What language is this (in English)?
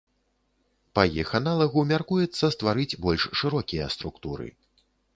Belarusian